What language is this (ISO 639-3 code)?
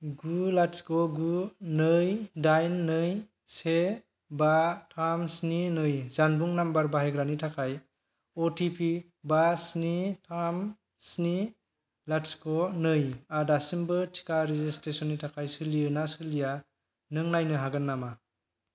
brx